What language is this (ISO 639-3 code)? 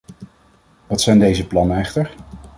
nld